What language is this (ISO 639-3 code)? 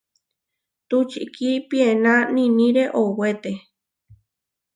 var